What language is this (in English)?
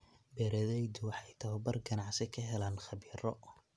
Somali